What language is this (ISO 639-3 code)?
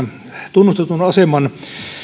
fin